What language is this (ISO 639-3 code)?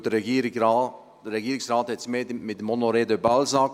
gsw